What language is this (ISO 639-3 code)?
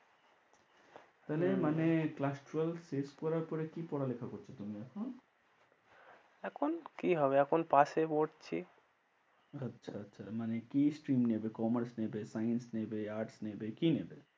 ben